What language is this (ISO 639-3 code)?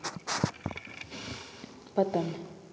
mni